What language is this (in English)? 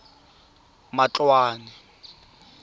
Tswana